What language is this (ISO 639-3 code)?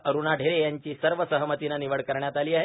mar